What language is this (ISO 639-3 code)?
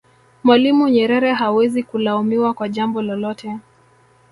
swa